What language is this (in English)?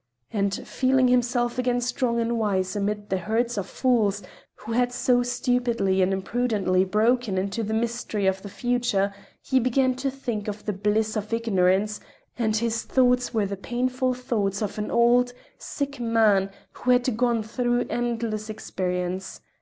English